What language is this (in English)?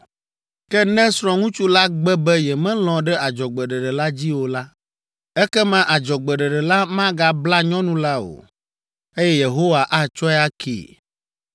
Ewe